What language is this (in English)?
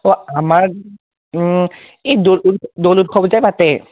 Assamese